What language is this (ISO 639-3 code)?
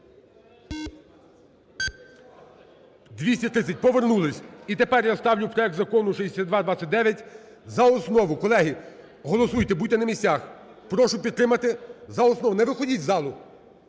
ukr